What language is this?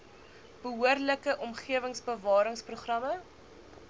Afrikaans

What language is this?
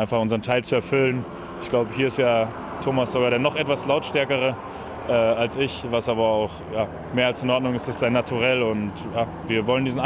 German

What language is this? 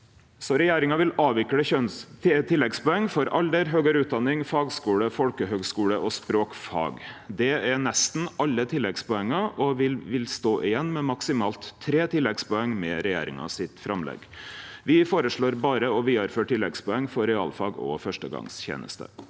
Norwegian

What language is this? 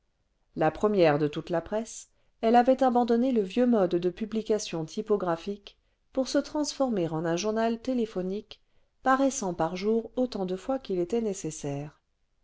French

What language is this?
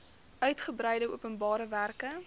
Afrikaans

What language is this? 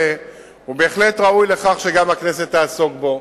Hebrew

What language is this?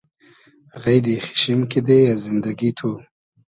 Hazaragi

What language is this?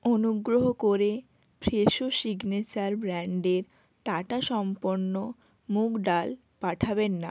Bangla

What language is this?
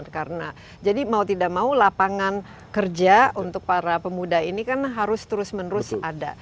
Indonesian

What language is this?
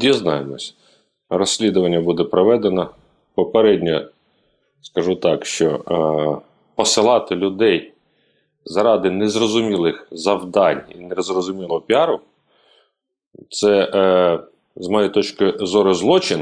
Ukrainian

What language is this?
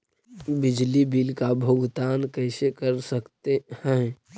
Magahi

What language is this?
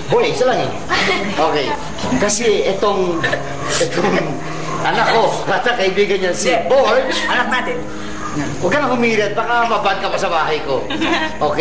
Filipino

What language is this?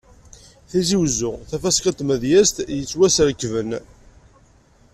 Kabyle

